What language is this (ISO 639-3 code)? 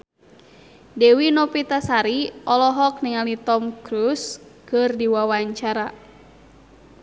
sun